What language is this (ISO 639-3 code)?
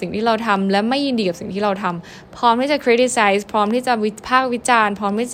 tha